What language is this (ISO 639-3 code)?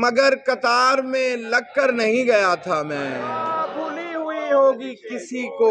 urd